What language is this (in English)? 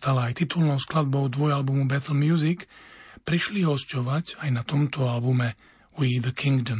Slovak